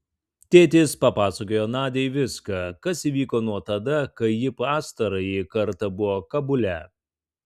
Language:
Lithuanian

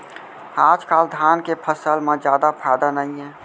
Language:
Chhattisgarhi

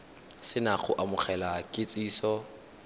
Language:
Tswana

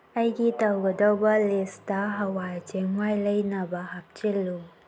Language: Manipuri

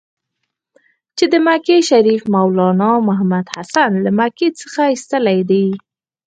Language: Pashto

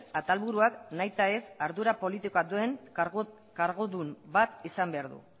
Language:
Basque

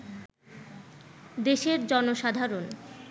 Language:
Bangla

